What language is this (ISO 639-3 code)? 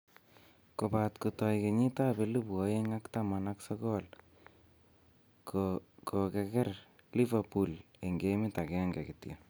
kln